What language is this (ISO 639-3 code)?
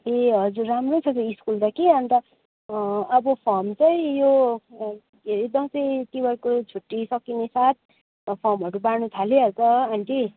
nep